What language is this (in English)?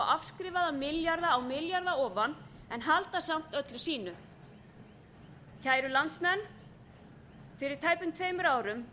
Icelandic